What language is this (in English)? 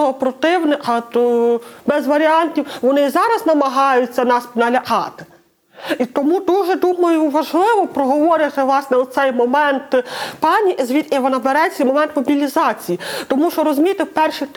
Ukrainian